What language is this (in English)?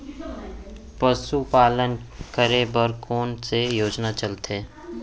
Chhattisgarhi